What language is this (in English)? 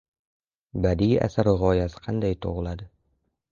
Uzbek